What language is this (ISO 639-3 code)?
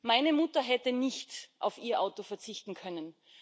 deu